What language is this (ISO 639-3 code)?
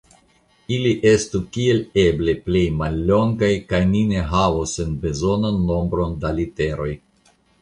epo